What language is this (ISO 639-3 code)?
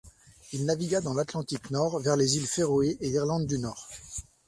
fra